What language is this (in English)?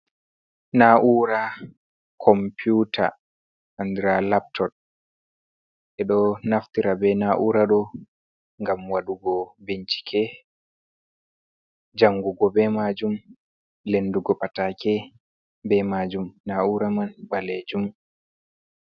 Fula